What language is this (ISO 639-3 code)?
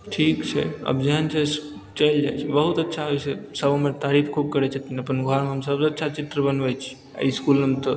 mai